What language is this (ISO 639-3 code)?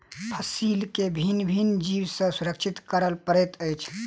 mai